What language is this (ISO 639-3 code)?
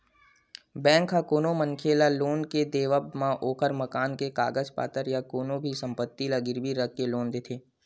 hne